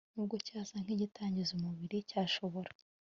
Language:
Kinyarwanda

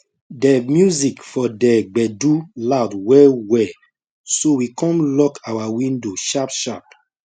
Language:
Nigerian Pidgin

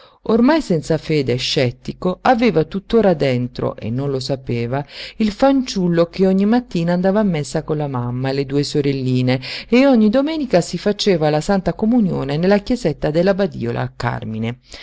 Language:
Italian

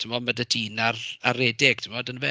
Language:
Welsh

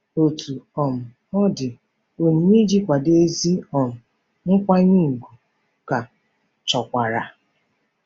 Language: Igbo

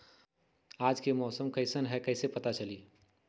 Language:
Magahi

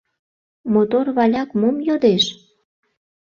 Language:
Mari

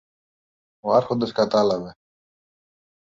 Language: Greek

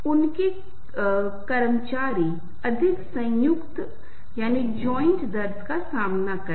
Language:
Hindi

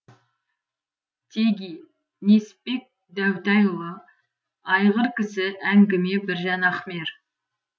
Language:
Kazakh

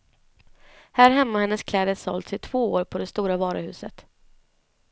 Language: Swedish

